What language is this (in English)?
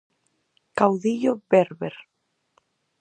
Galician